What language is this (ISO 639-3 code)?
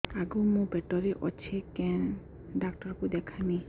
ori